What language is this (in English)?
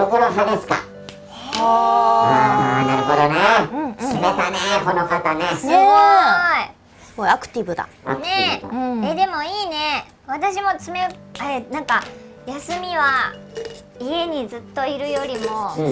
Japanese